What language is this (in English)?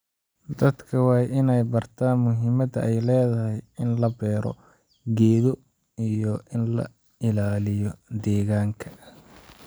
Somali